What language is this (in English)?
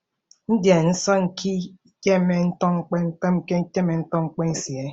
Igbo